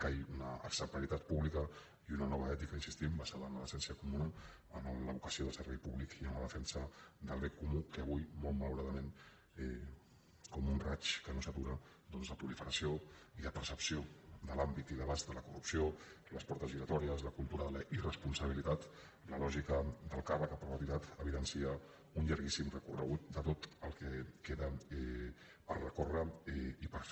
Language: Catalan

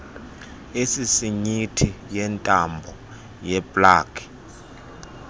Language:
Xhosa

